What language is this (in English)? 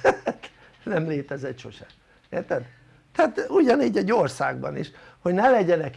Hungarian